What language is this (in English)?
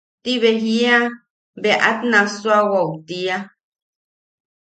Yaqui